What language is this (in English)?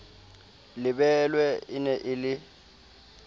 Southern Sotho